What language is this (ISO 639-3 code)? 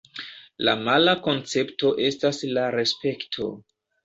epo